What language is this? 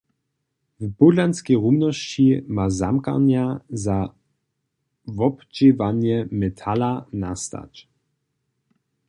Upper Sorbian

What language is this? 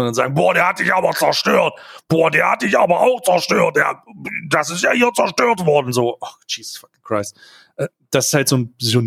German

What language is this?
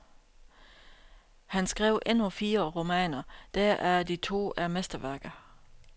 Danish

